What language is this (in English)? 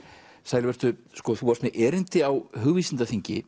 Icelandic